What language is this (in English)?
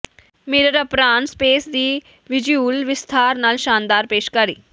Punjabi